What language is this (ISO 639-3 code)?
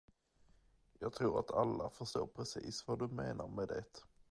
swe